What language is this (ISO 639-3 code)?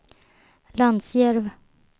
swe